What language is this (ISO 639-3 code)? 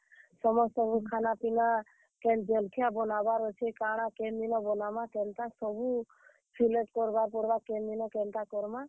ori